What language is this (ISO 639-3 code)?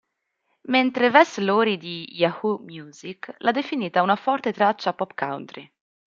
ita